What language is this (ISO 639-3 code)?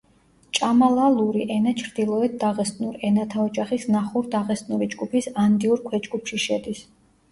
kat